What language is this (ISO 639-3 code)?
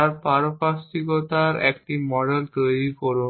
ben